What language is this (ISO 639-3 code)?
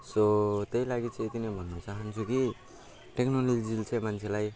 nep